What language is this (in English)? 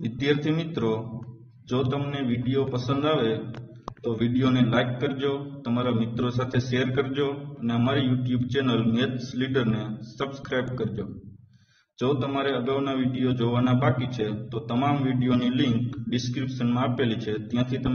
Romanian